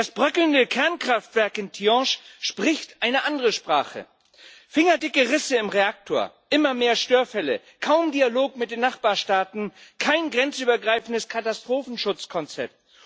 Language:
German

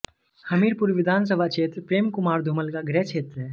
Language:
Hindi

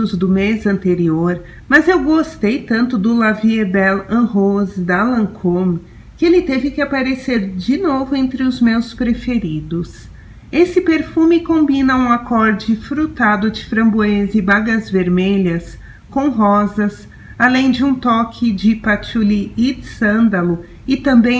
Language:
Portuguese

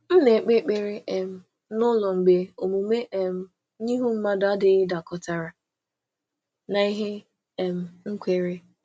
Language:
Igbo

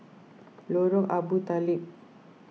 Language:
English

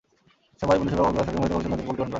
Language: Bangla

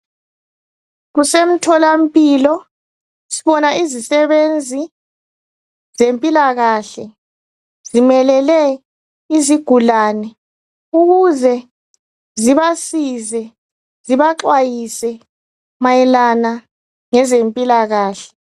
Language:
North Ndebele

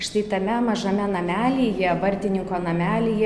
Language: Lithuanian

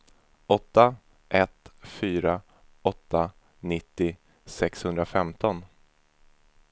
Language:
Swedish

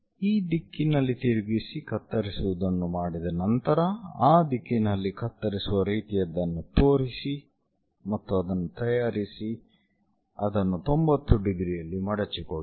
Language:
Kannada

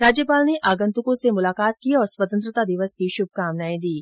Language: Hindi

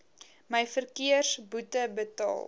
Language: Afrikaans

